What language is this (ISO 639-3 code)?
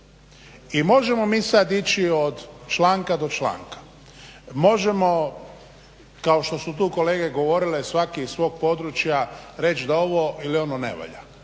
hrv